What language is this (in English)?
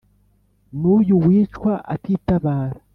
Kinyarwanda